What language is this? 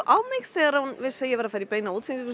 Icelandic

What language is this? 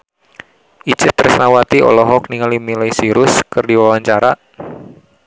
Sundanese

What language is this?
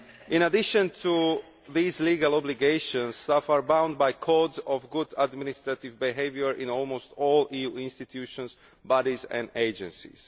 English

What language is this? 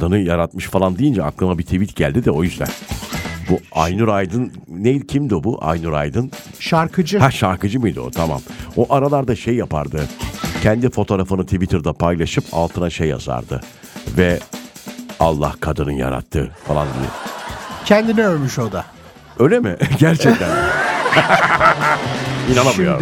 Turkish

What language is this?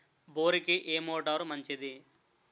Telugu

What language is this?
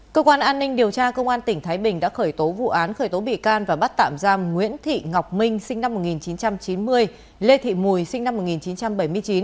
Vietnamese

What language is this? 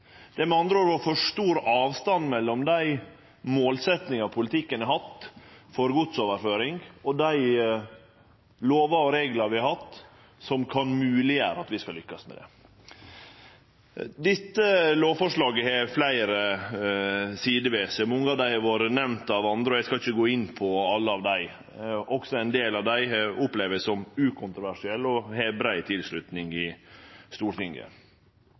Norwegian Nynorsk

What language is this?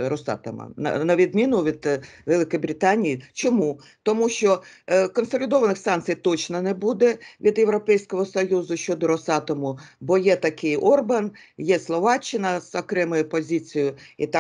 Ukrainian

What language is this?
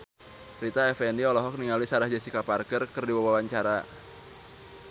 Sundanese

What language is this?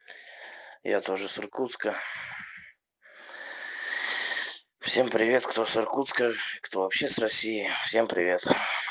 Russian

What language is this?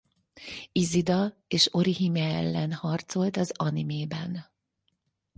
Hungarian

